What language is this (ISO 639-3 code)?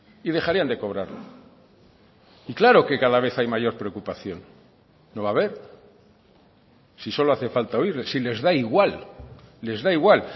spa